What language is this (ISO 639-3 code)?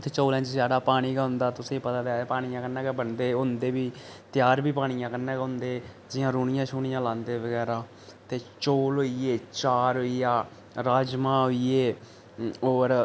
doi